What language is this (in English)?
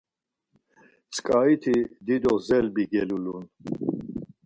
Laz